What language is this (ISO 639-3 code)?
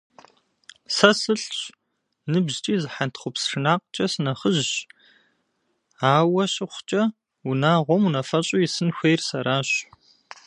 kbd